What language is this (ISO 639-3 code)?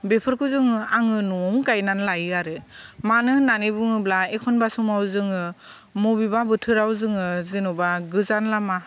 brx